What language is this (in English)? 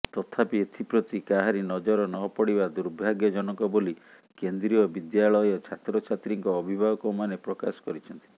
Odia